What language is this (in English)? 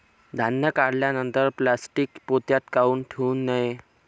Marathi